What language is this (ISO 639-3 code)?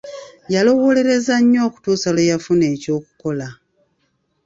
lug